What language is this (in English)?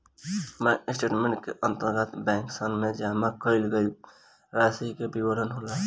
Bhojpuri